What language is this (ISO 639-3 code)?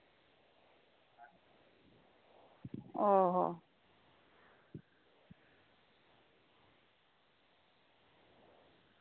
sat